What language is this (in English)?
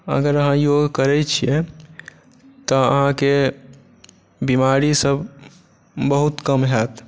Maithili